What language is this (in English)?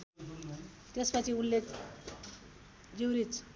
Nepali